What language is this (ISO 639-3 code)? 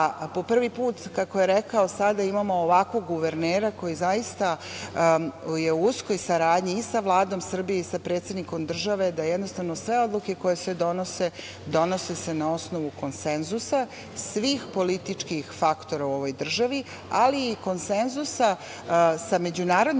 srp